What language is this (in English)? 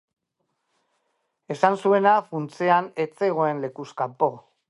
Basque